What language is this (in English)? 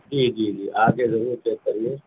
Urdu